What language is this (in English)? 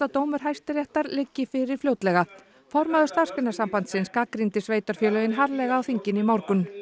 Icelandic